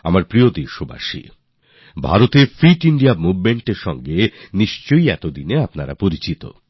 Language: Bangla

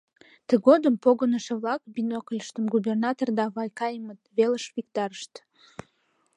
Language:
Mari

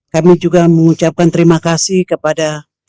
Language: Indonesian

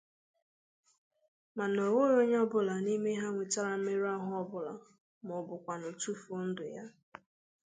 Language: Igbo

